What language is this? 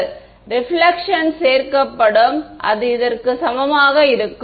Tamil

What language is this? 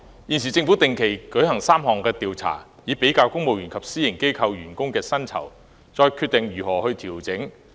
Cantonese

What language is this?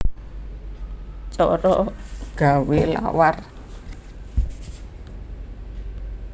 Javanese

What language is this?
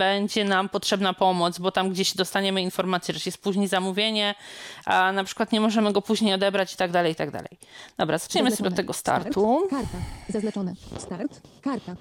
Polish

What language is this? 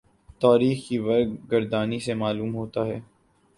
Urdu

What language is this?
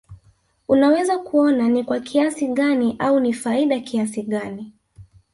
Swahili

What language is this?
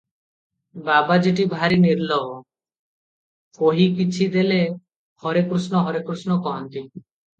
Odia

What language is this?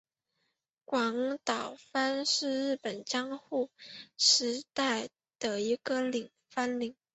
Chinese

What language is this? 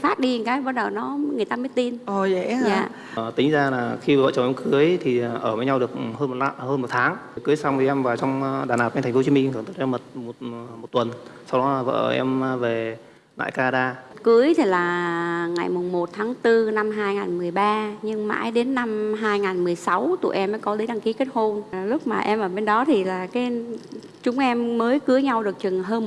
Vietnamese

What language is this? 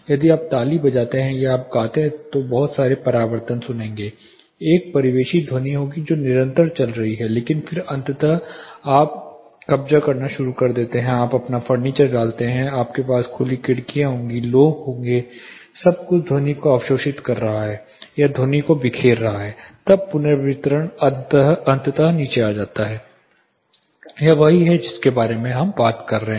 Hindi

